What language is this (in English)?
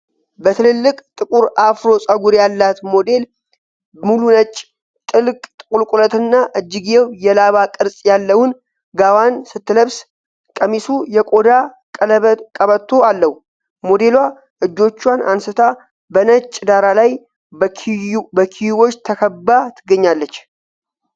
Amharic